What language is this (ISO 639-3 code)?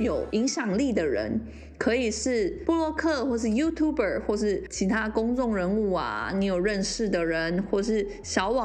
zho